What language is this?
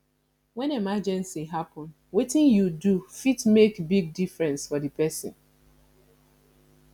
Nigerian Pidgin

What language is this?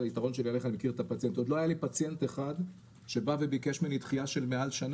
Hebrew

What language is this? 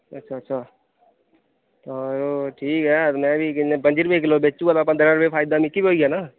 Dogri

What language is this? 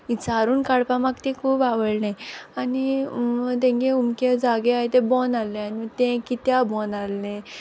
Konkani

